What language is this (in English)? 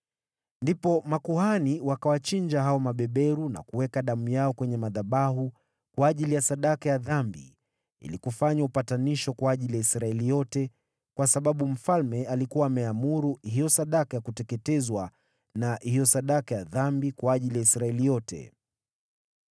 Swahili